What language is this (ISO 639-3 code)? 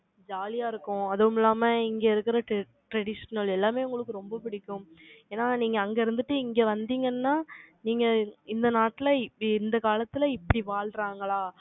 tam